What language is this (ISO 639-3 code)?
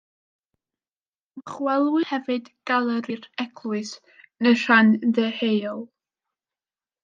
cym